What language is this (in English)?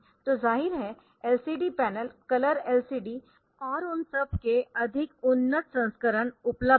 Hindi